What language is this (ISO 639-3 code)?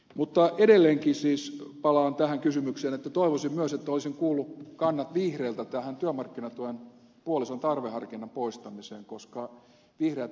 fin